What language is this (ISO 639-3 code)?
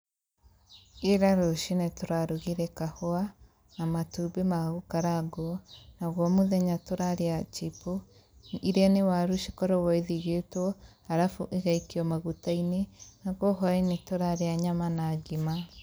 kik